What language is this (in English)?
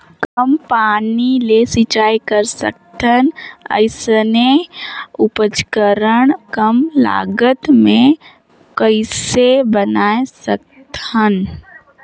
Chhattisgarhi